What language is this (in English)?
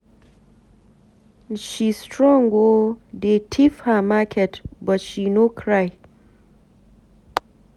Nigerian Pidgin